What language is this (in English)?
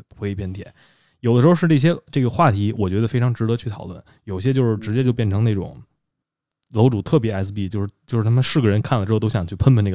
Chinese